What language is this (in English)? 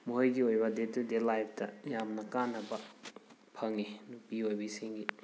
Manipuri